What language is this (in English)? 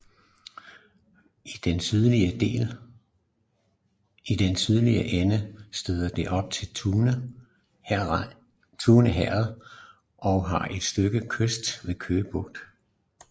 Danish